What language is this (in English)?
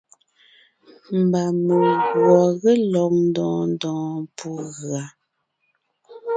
Ngiemboon